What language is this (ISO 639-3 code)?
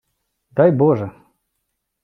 ukr